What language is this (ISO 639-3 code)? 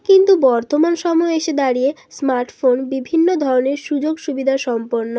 ben